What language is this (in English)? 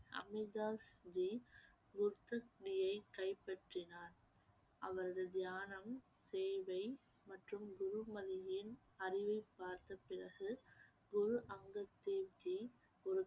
Tamil